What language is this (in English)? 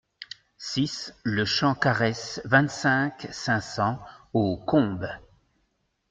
French